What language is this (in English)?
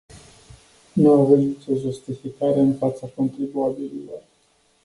Romanian